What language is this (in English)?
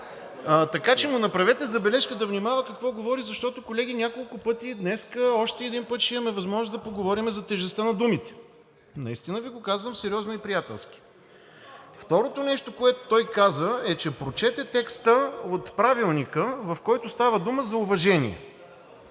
Bulgarian